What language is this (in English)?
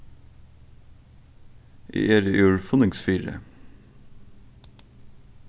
Faroese